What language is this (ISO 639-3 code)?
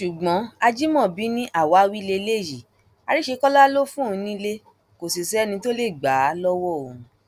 yor